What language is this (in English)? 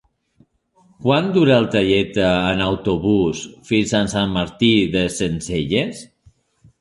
Catalan